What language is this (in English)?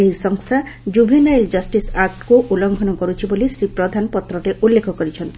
Odia